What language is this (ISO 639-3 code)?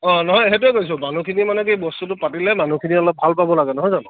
asm